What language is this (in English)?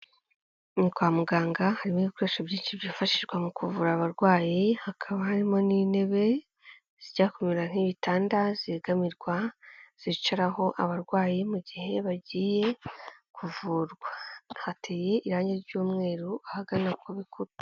Kinyarwanda